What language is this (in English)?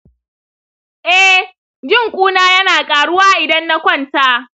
Hausa